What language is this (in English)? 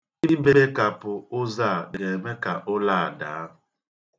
Igbo